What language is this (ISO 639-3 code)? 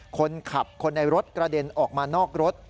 tha